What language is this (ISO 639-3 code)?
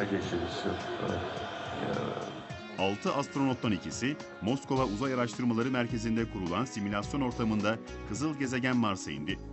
tur